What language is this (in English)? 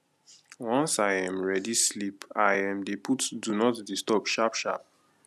Nigerian Pidgin